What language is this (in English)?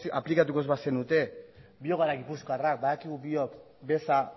Basque